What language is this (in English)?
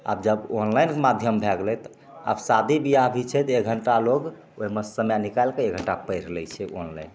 Maithili